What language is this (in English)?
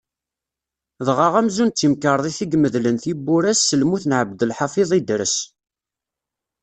Kabyle